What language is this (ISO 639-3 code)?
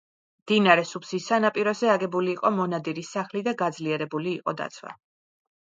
kat